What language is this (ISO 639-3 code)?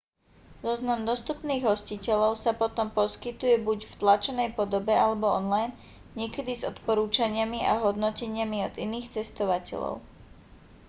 slk